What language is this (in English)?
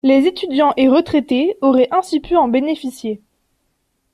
French